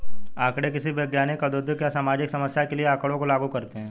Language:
Hindi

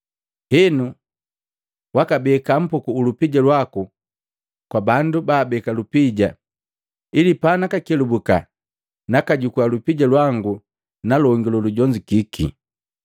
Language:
Matengo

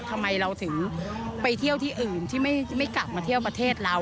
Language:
Thai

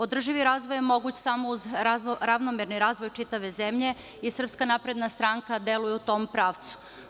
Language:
Serbian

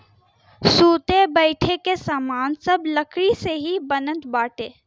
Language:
Bhojpuri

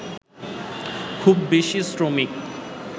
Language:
Bangla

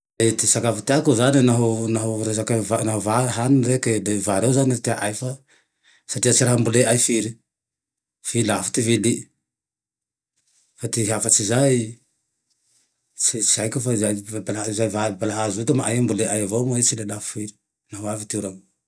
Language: Tandroy-Mahafaly Malagasy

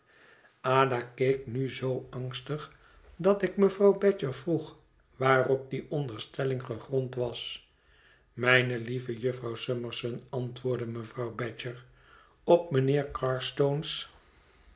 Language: Dutch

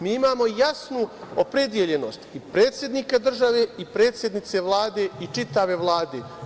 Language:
Serbian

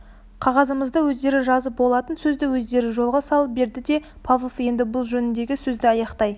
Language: Kazakh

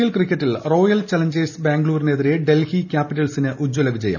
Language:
Malayalam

